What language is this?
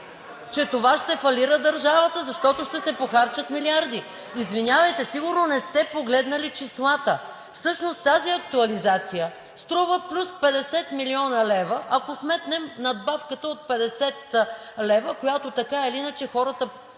Bulgarian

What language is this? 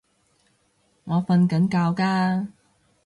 Cantonese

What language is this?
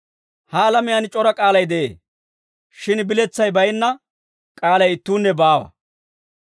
Dawro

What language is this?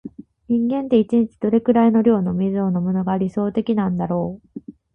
Japanese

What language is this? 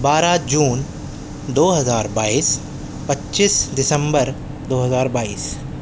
Urdu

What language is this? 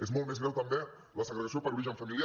Catalan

